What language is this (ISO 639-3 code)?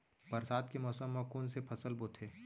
hne